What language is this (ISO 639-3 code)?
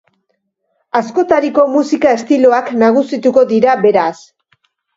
eus